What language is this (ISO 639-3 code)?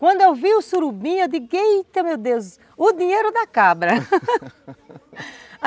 por